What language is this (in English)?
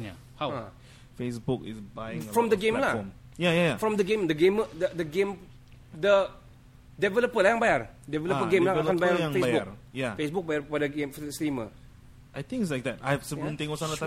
Malay